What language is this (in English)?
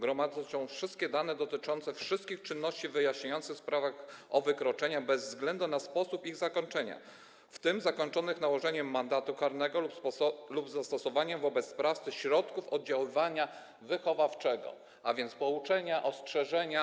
Polish